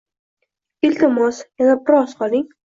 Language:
Uzbek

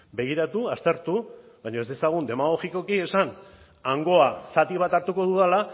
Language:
Basque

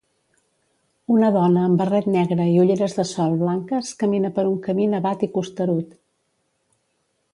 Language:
Catalan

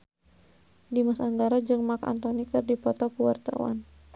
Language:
Sundanese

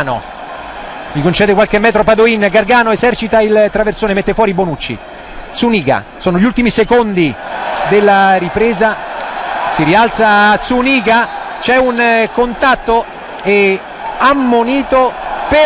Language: Italian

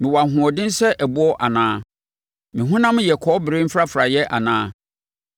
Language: Akan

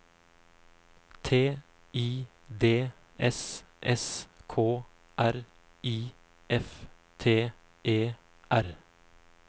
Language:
Norwegian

